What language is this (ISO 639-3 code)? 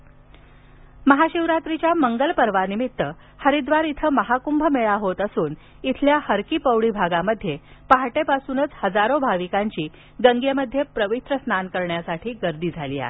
mar